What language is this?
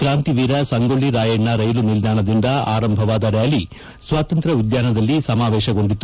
Kannada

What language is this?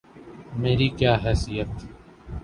Urdu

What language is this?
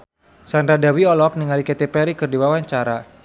Sundanese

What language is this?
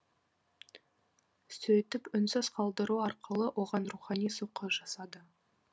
Kazakh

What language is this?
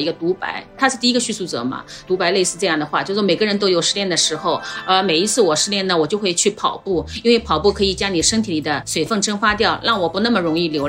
Chinese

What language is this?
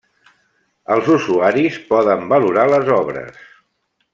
Catalan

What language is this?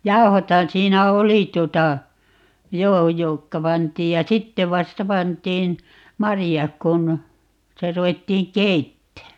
Finnish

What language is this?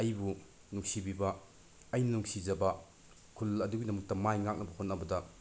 Manipuri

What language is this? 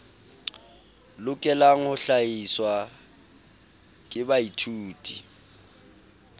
Southern Sotho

